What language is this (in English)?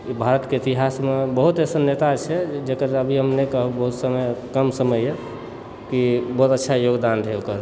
Maithili